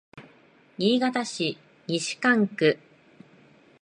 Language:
Japanese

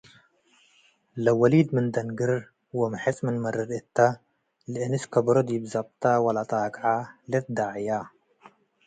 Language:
Tigre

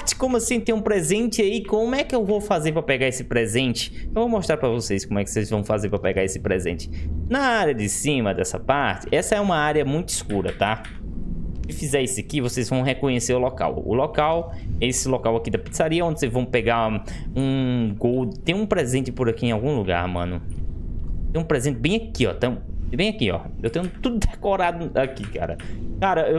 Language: Portuguese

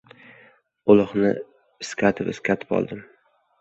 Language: Uzbek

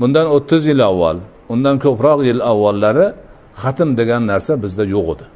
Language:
Turkish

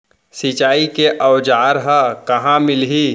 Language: Chhattisgarhi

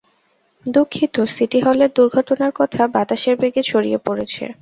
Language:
Bangla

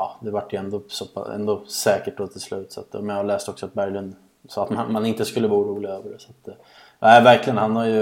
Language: Swedish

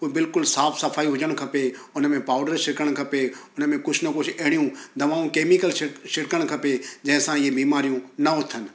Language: Sindhi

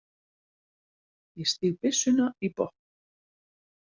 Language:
Icelandic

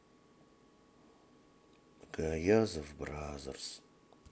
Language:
Russian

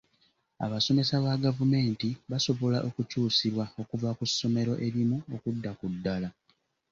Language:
Ganda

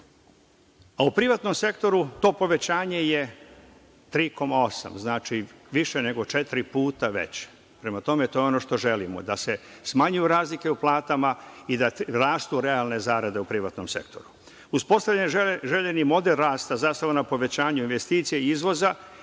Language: Serbian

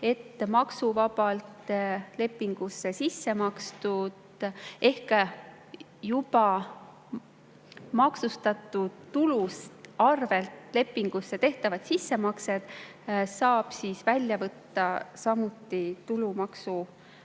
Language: Estonian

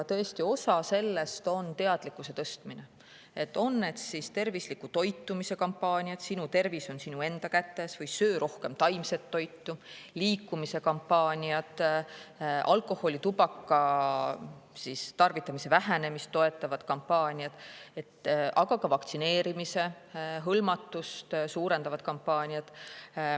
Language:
Estonian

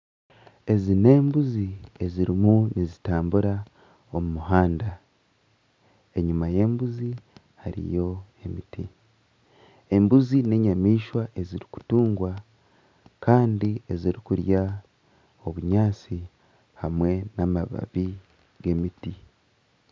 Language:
Nyankole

